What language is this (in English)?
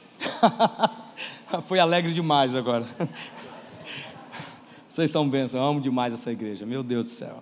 Portuguese